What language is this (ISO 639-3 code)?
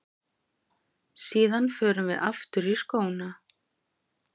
isl